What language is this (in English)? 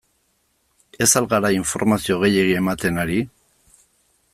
Basque